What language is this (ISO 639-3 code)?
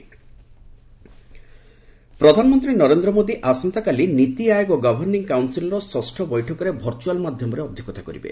ori